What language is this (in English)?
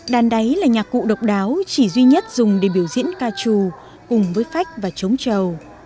Vietnamese